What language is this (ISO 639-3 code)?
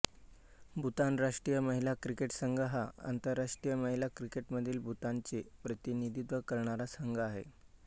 mar